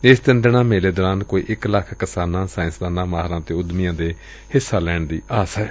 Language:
Punjabi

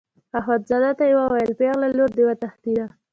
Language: Pashto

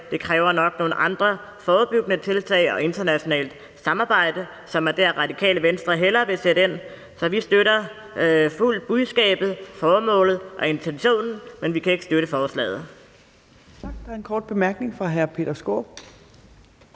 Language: Danish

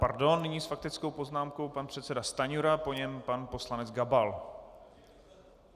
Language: Czech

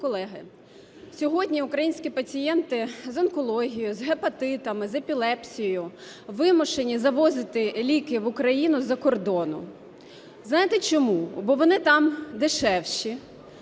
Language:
Ukrainian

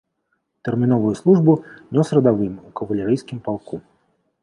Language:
Belarusian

